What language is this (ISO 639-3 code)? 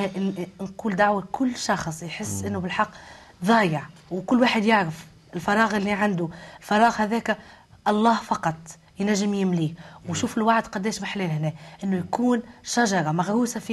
ara